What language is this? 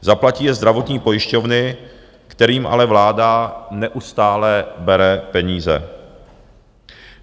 Czech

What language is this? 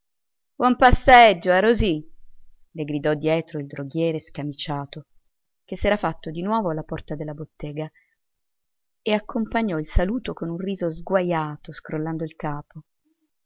Italian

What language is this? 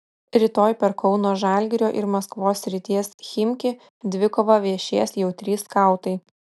Lithuanian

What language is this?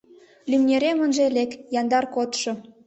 Mari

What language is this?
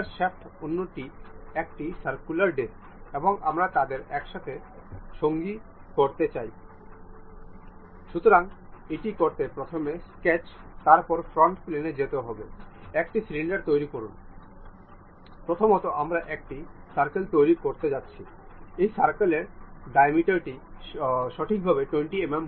Bangla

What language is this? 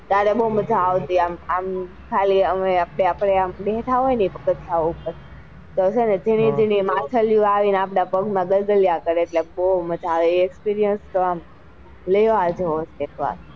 Gujarati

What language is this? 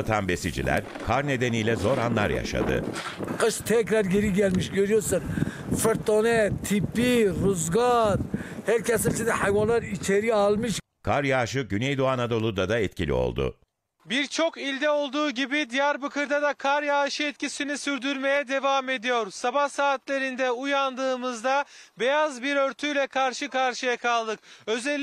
Turkish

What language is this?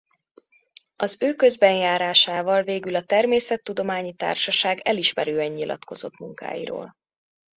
Hungarian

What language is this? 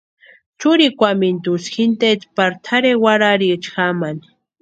Western Highland Purepecha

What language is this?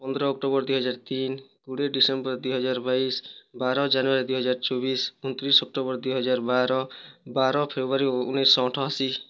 Odia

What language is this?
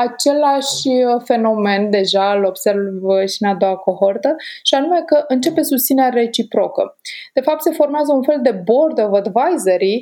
Romanian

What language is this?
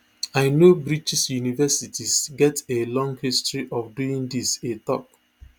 Nigerian Pidgin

